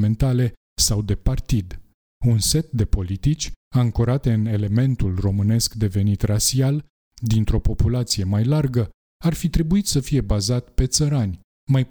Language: Romanian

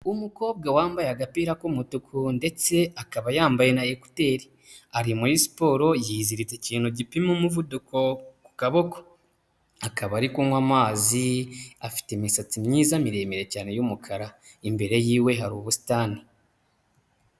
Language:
Kinyarwanda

